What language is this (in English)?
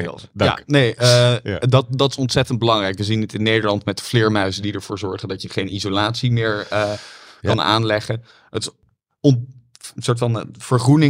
Dutch